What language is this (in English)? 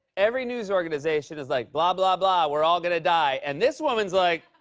English